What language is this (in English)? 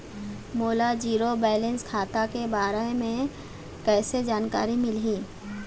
Chhattisgarhi